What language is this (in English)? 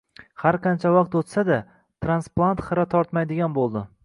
Uzbek